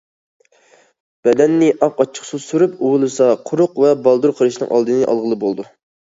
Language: Uyghur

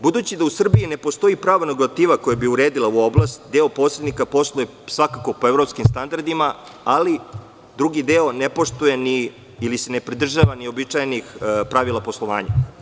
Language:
Serbian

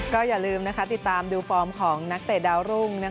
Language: Thai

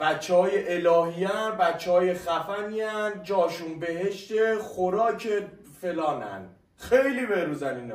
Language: Persian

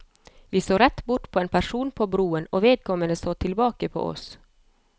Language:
Norwegian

